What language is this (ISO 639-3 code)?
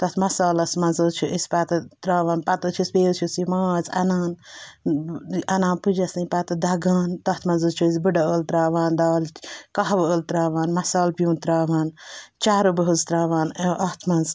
kas